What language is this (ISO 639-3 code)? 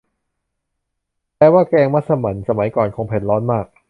tha